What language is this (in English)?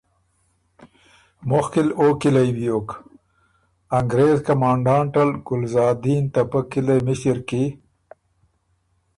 Ormuri